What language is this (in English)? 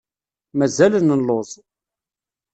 Kabyle